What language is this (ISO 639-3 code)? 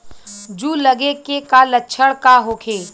bho